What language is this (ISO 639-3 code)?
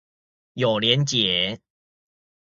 zho